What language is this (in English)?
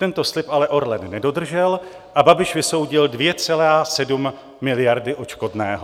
Czech